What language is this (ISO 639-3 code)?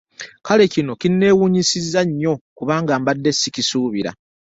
lug